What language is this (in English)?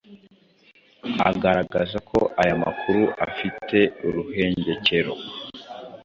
Kinyarwanda